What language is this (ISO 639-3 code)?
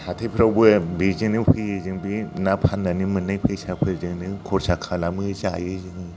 brx